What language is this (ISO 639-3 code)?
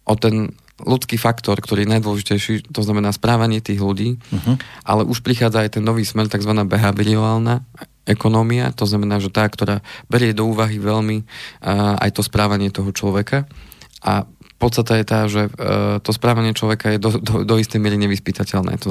slk